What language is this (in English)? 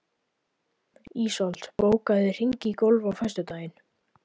Icelandic